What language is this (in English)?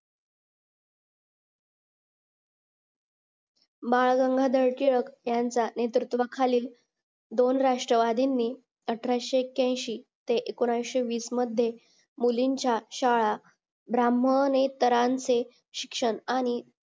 Marathi